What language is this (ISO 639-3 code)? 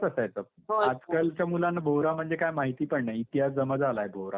mar